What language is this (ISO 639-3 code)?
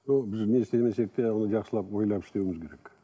kaz